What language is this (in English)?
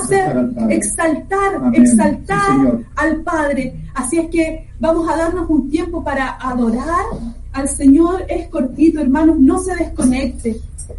Spanish